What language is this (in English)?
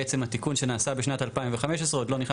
Hebrew